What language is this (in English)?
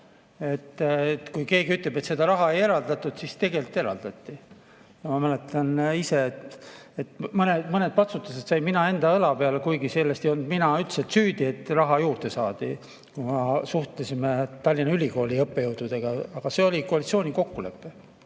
Estonian